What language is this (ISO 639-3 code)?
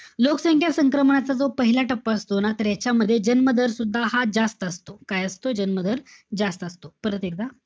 mar